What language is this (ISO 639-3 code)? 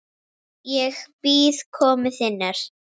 isl